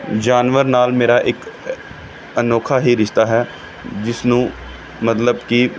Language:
Punjabi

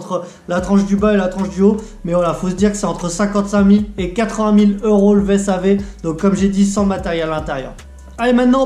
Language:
French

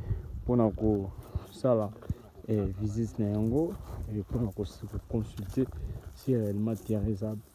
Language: French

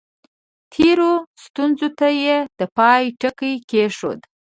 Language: Pashto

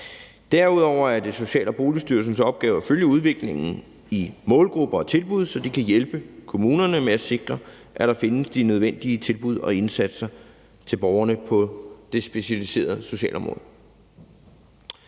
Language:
Danish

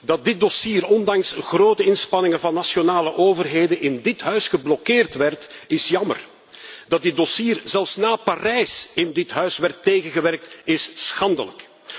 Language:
Dutch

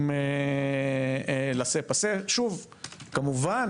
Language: Hebrew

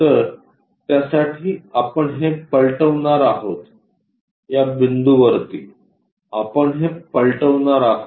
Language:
Marathi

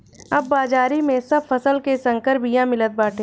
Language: Bhojpuri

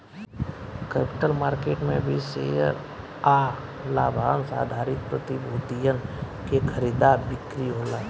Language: Bhojpuri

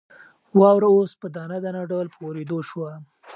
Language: Pashto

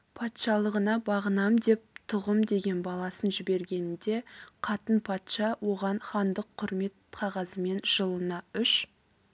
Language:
Kazakh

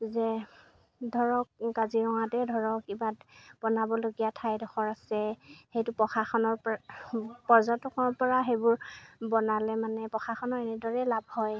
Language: Assamese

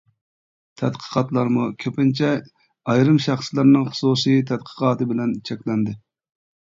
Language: Uyghur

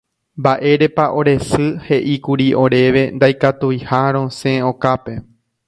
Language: Guarani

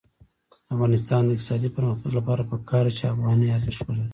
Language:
Pashto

